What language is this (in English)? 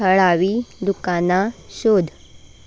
Konkani